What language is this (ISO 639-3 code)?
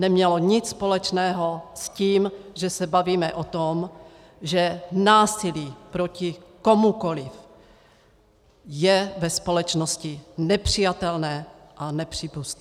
ces